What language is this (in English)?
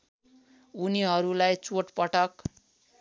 Nepali